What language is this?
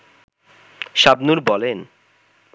Bangla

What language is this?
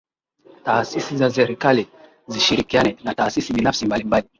Swahili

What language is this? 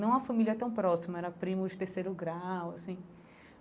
Portuguese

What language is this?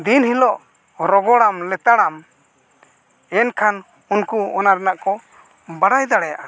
Santali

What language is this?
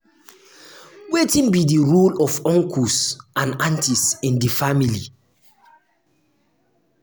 Nigerian Pidgin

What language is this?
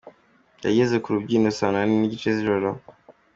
Kinyarwanda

